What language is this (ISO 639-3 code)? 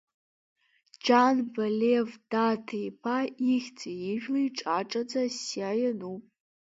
abk